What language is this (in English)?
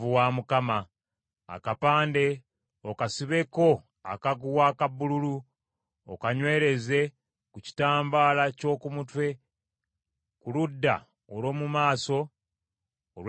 Ganda